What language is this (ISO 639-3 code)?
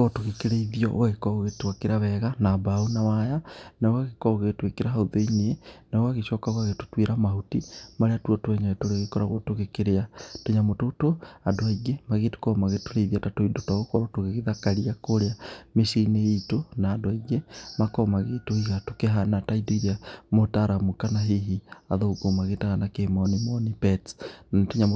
kik